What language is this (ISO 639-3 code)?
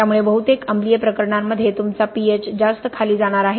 mar